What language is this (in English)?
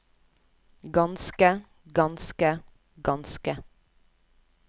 Norwegian